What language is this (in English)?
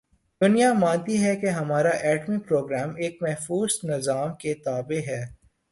Urdu